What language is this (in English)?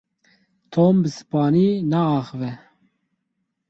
Kurdish